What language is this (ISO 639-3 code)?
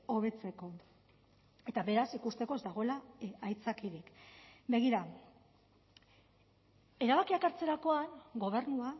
eus